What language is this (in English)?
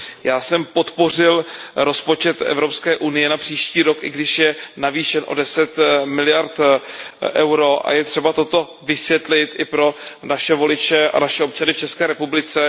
Czech